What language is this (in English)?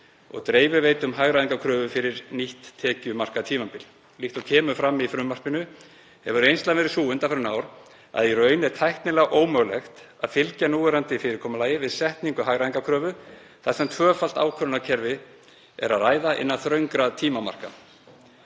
Icelandic